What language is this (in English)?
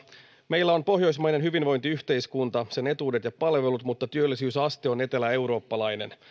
Finnish